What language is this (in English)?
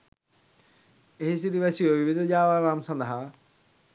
Sinhala